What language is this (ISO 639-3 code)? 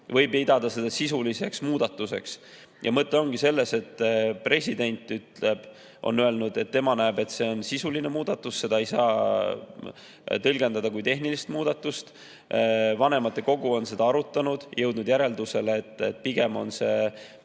est